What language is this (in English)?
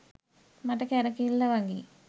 Sinhala